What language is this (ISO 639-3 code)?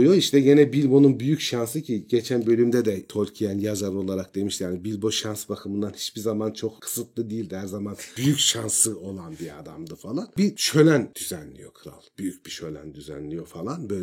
tur